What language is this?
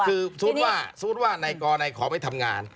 Thai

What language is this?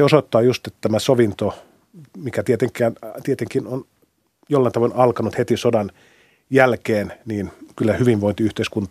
Finnish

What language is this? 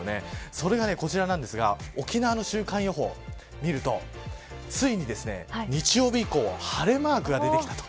Japanese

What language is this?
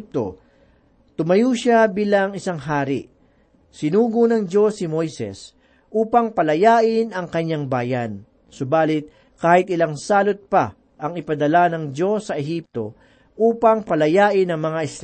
Filipino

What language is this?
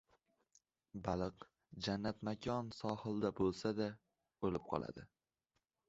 Uzbek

